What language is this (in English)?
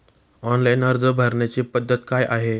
Marathi